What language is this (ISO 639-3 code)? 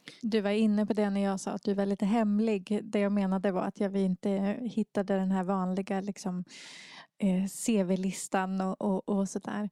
swe